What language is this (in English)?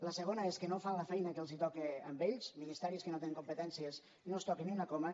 Catalan